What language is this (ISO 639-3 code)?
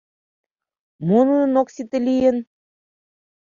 chm